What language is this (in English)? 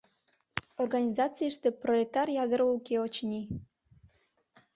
Mari